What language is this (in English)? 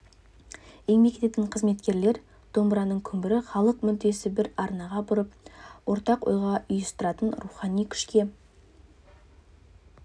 Kazakh